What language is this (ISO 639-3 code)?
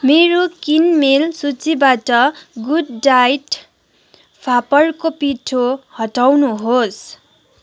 nep